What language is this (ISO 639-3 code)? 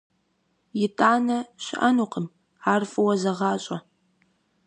kbd